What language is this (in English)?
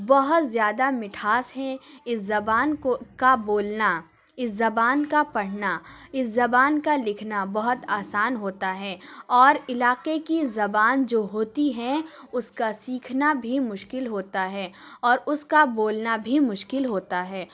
Urdu